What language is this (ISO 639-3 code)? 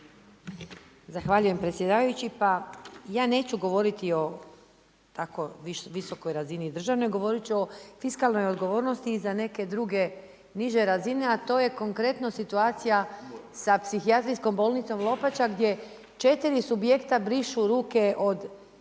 hrv